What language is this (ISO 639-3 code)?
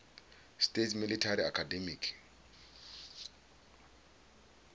ven